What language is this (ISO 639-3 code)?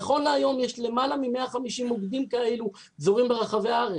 heb